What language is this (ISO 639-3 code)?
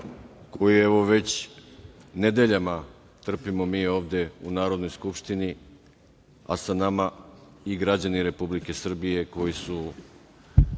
srp